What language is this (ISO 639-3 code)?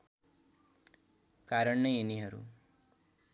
nep